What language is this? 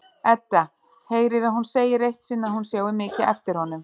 Icelandic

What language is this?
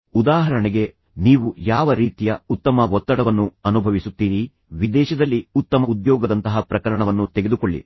Kannada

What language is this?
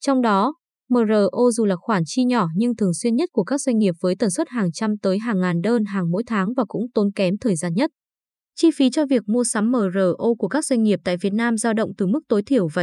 Vietnamese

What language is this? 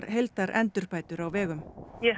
Icelandic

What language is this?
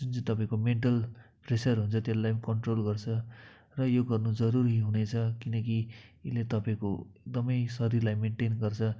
Nepali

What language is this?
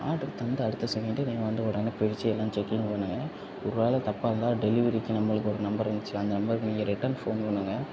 Tamil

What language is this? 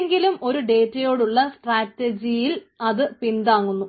Malayalam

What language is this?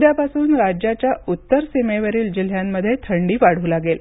Marathi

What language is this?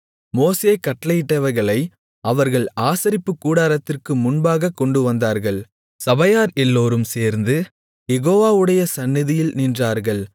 Tamil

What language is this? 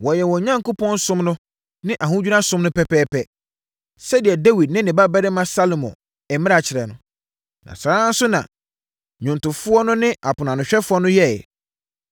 Akan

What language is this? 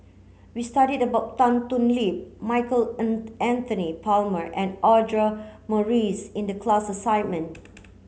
English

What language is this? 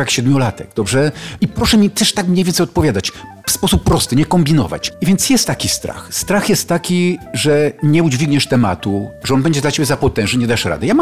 Polish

